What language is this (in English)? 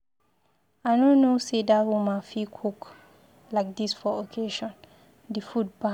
Nigerian Pidgin